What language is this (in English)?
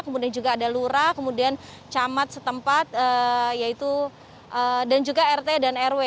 Indonesian